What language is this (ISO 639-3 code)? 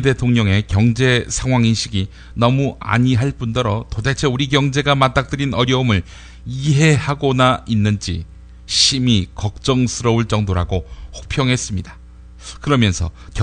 kor